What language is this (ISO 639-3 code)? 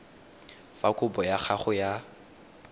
tsn